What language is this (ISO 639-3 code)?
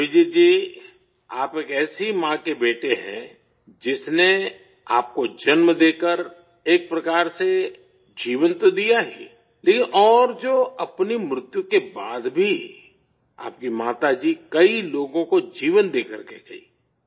urd